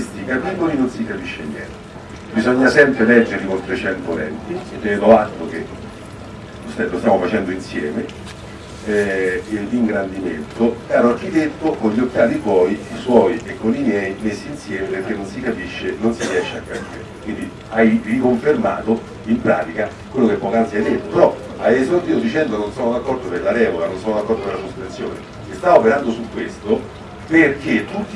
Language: Italian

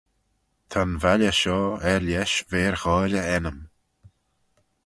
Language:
Manx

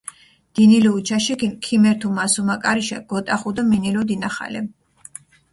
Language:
Mingrelian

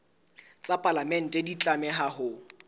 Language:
Southern Sotho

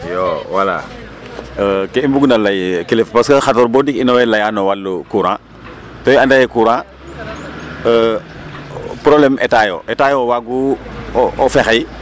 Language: Serer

